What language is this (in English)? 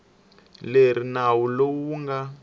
Tsonga